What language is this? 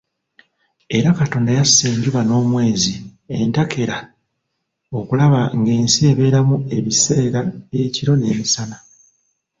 Ganda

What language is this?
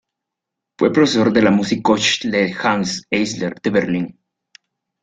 Spanish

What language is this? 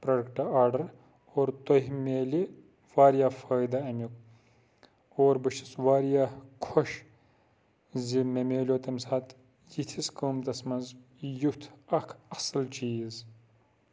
Kashmiri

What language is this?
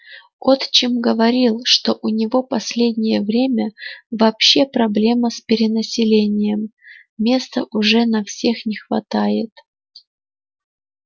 Russian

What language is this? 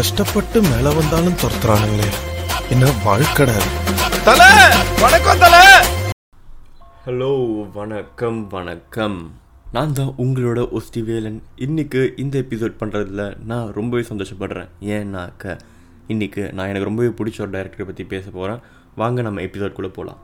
Tamil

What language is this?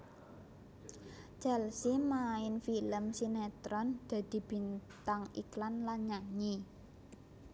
Javanese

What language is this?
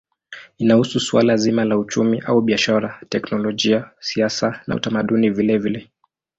Swahili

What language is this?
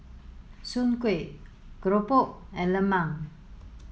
English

